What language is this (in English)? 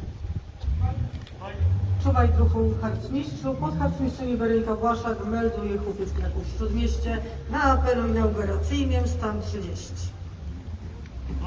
Polish